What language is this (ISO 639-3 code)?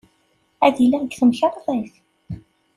kab